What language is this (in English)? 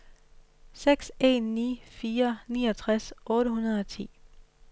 Danish